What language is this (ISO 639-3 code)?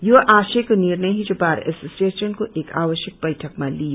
nep